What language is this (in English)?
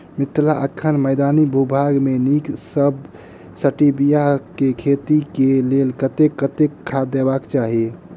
Maithili